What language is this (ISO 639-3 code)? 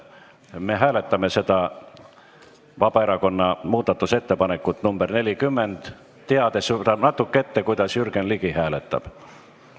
est